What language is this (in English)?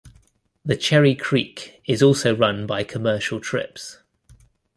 English